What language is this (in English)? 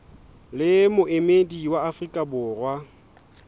Southern Sotho